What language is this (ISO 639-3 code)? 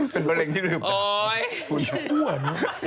tha